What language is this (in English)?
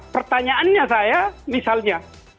Indonesian